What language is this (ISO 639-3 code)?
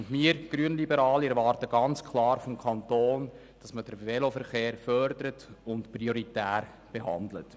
gsw